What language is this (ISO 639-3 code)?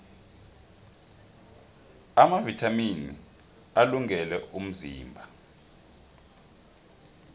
nbl